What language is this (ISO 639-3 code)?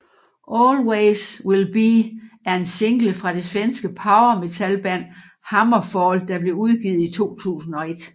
dan